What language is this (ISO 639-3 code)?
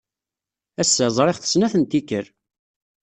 kab